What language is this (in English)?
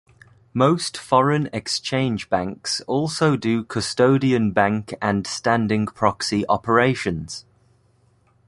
English